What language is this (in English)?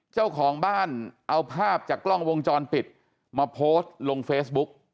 Thai